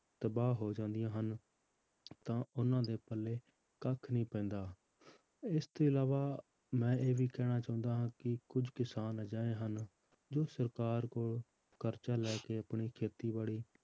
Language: Punjabi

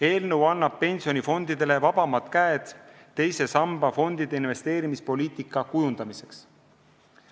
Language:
Estonian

